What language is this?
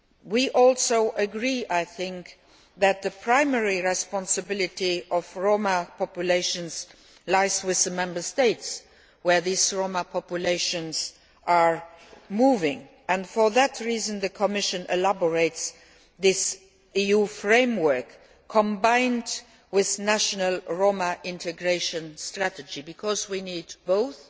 English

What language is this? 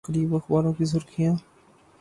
Urdu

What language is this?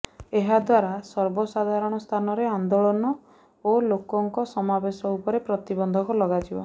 Odia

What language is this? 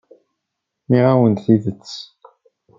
Kabyle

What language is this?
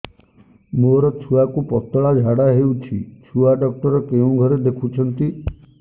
Odia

